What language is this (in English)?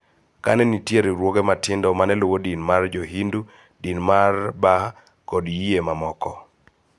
Luo (Kenya and Tanzania)